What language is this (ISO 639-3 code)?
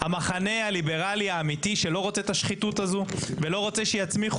heb